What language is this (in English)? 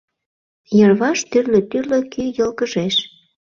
Mari